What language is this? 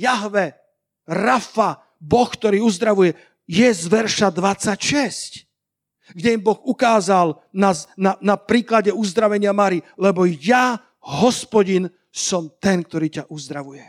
Slovak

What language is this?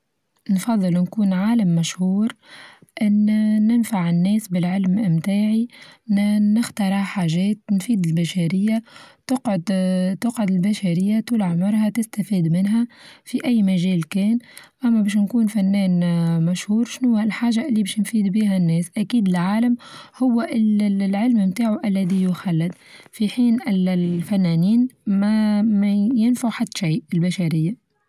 Tunisian Arabic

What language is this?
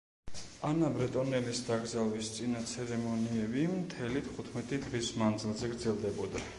Georgian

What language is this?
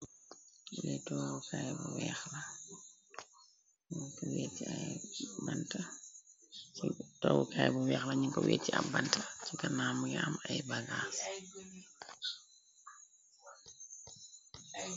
Wolof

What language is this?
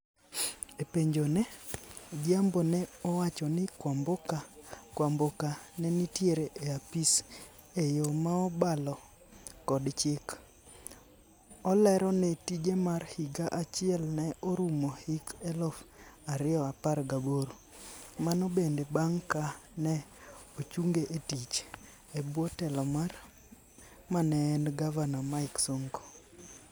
Luo (Kenya and Tanzania)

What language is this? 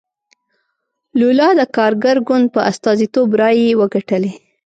Pashto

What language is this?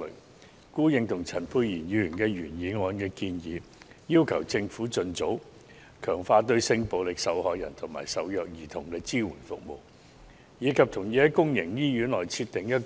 Cantonese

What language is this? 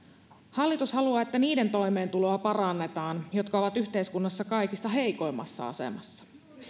Finnish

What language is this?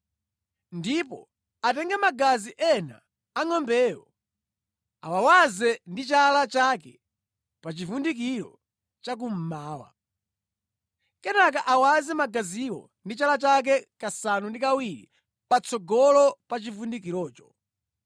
Nyanja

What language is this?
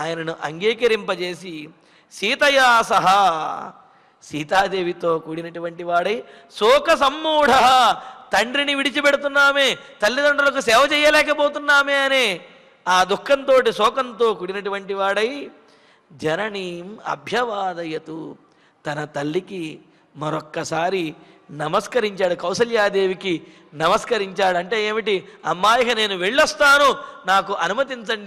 Telugu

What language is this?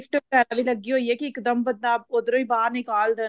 Punjabi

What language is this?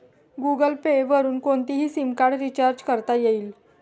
Marathi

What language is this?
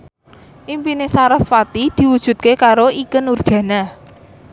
Javanese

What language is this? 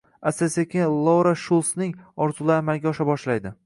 Uzbek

